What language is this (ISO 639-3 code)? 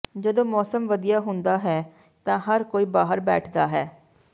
pan